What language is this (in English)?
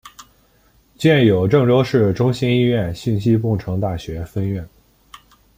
Chinese